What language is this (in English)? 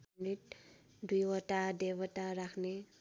Nepali